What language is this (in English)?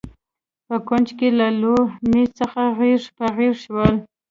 Pashto